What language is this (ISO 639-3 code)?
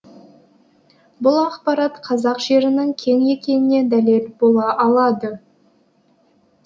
kaz